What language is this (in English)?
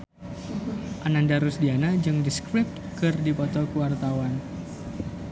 Sundanese